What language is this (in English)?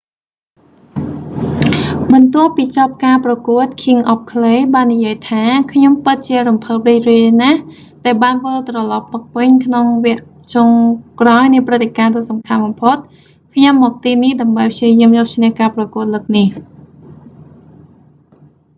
Khmer